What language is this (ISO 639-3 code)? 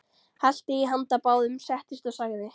isl